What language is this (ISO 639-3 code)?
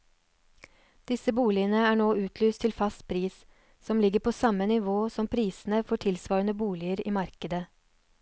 nor